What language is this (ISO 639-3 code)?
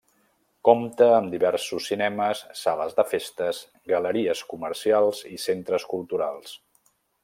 cat